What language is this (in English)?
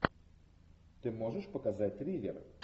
Russian